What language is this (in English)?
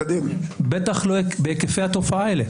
Hebrew